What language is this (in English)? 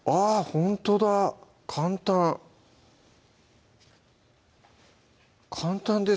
Japanese